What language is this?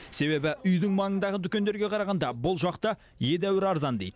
Kazakh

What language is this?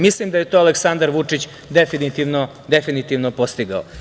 Serbian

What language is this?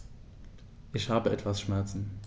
German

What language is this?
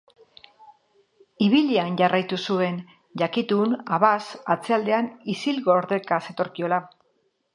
Basque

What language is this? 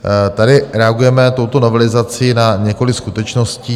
Czech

